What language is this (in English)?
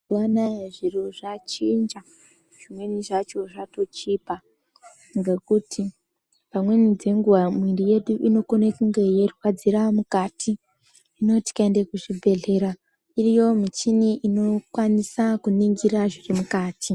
Ndau